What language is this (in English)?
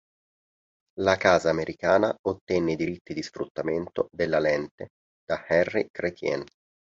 Italian